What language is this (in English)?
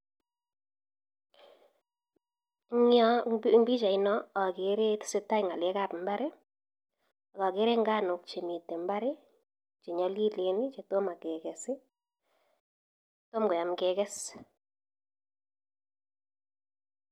Kalenjin